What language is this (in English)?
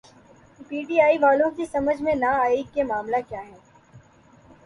Urdu